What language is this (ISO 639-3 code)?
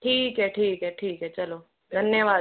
hin